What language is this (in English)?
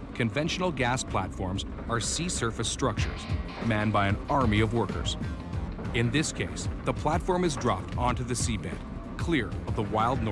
English